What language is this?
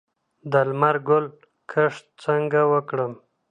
Pashto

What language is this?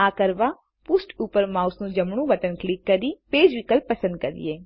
Gujarati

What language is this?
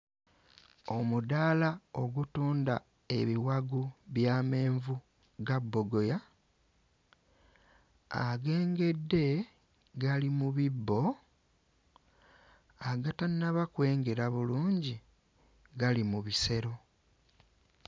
Ganda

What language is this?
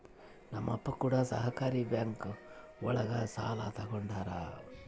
Kannada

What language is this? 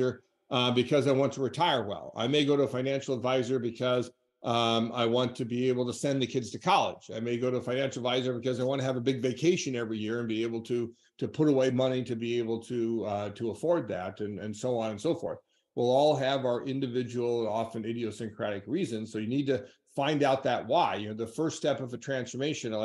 English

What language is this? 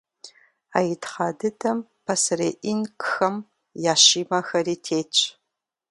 Kabardian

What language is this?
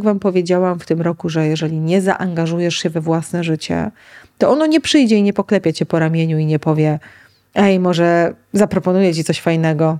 Polish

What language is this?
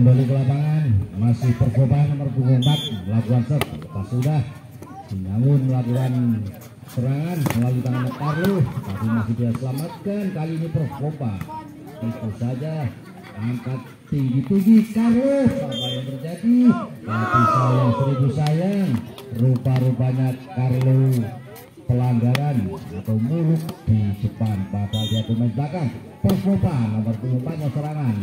Indonesian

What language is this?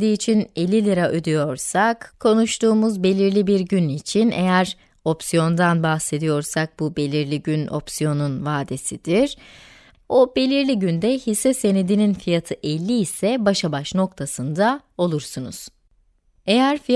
Turkish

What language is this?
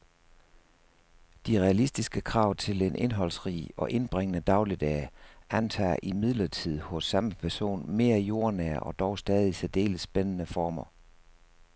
Danish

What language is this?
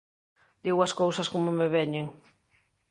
Galician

